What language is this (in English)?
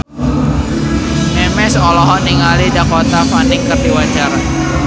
Sundanese